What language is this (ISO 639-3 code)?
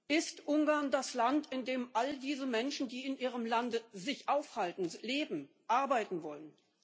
deu